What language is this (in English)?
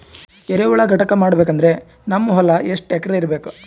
Kannada